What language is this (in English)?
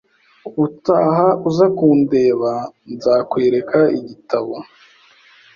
Kinyarwanda